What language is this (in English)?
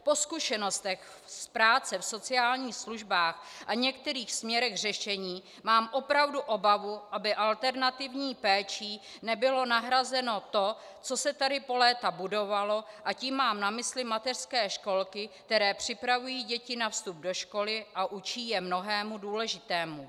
Czech